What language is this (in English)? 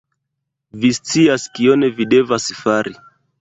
Esperanto